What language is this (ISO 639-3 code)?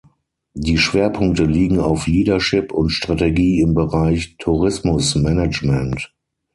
deu